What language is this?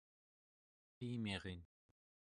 Central Yupik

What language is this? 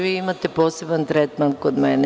Serbian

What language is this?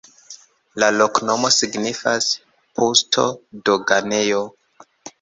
Esperanto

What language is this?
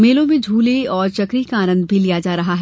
Hindi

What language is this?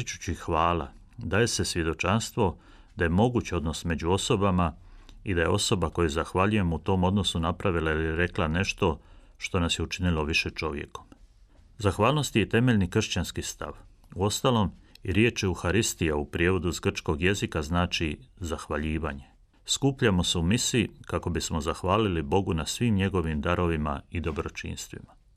Croatian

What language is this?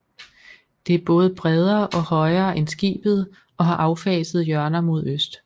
Danish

